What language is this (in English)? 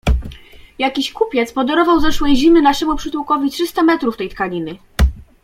Polish